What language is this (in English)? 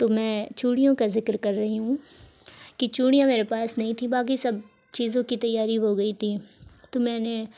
Urdu